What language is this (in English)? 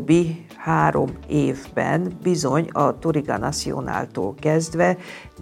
Hungarian